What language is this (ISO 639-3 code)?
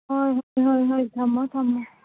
mni